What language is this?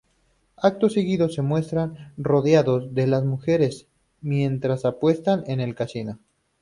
Spanish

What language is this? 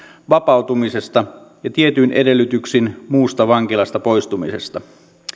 Finnish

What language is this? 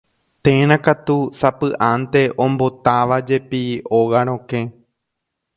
Guarani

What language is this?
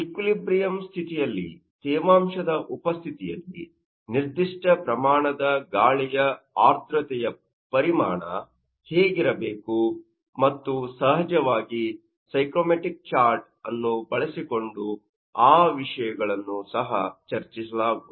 Kannada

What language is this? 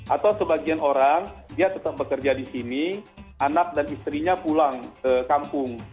Indonesian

